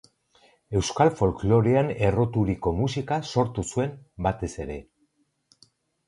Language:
Basque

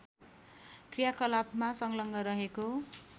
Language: Nepali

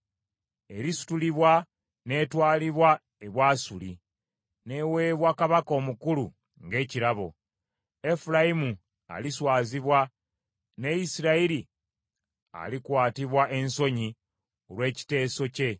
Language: Ganda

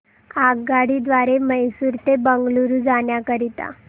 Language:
Marathi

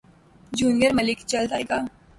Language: Urdu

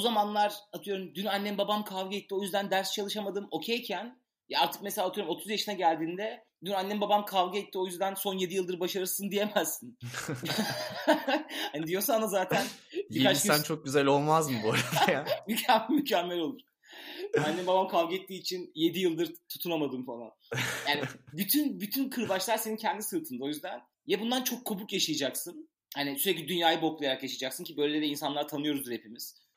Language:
Turkish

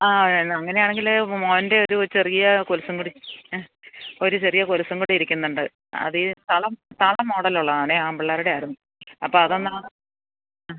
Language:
Malayalam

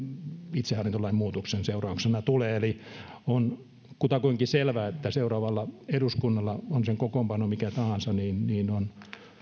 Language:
Finnish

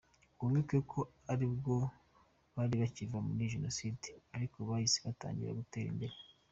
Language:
Kinyarwanda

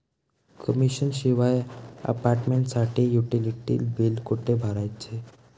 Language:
Marathi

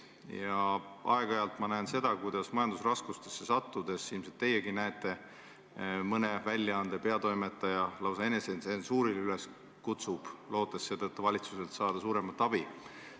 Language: Estonian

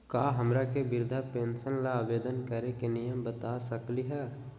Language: Magahi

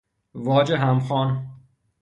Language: Persian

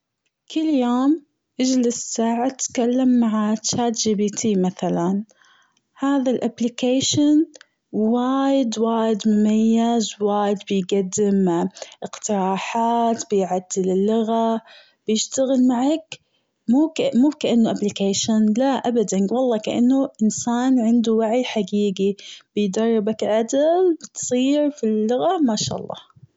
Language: Gulf Arabic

